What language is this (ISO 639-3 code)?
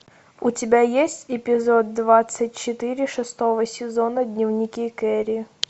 rus